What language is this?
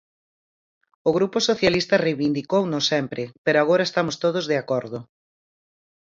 Galician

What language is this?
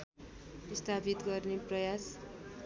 Nepali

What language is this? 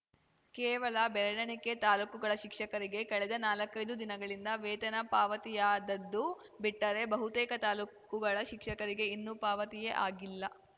Kannada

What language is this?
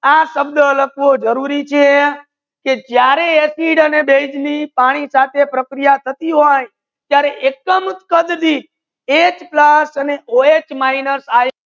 Gujarati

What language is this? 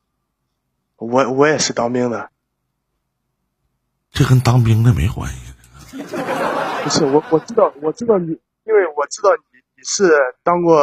Chinese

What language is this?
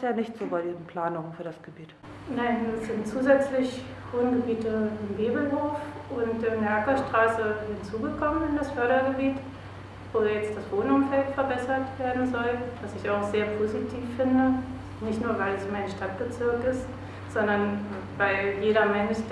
German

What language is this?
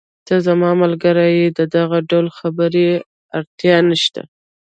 Pashto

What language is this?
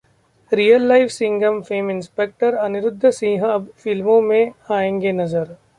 Hindi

